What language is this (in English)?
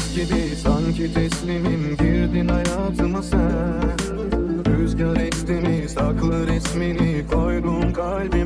Turkish